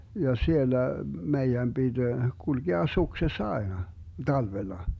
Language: Finnish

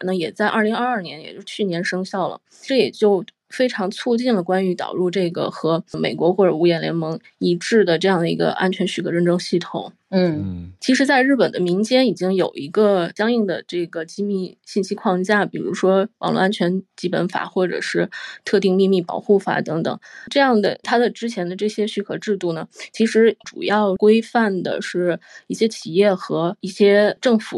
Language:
Chinese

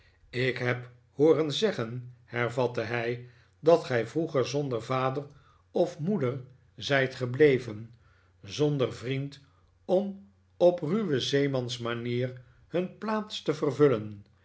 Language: Dutch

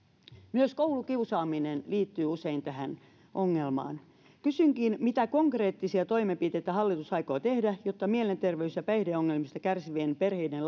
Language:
Finnish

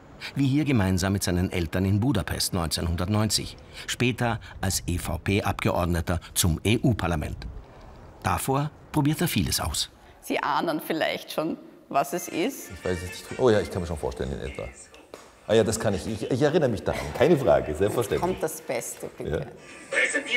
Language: German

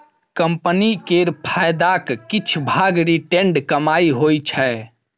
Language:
Maithili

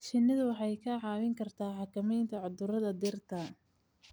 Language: Somali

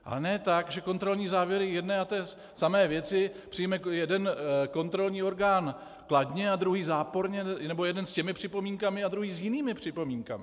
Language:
Czech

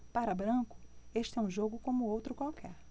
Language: Portuguese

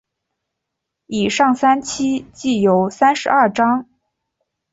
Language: Chinese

